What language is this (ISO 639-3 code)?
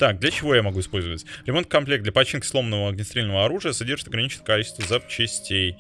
rus